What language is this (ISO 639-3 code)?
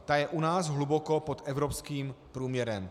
ces